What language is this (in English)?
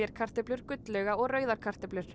Icelandic